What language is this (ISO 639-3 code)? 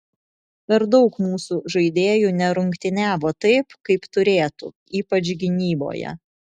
lit